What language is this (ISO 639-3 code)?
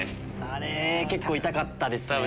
jpn